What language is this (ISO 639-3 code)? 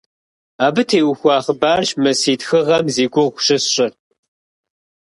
kbd